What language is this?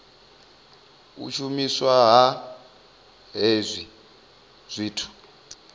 Venda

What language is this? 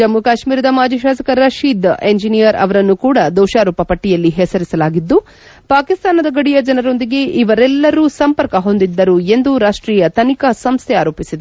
Kannada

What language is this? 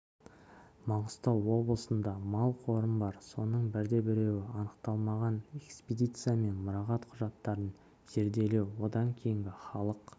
Kazakh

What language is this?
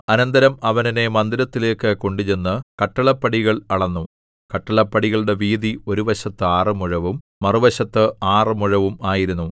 Malayalam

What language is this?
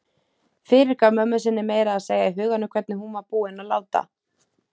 Icelandic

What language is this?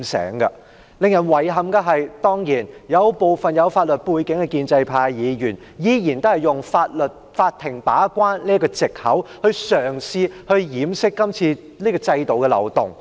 Cantonese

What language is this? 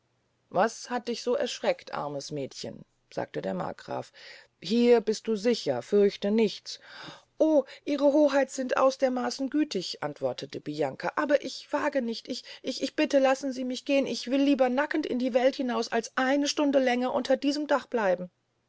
German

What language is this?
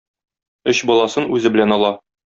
Tatar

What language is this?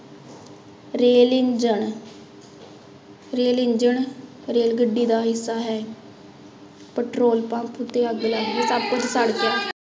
Punjabi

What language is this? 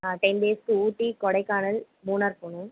Tamil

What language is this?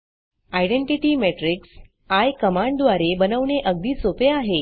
Marathi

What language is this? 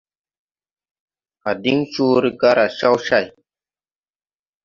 Tupuri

